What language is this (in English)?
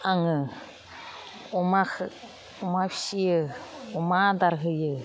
Bodo